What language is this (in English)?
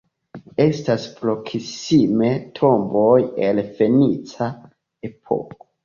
Esperanto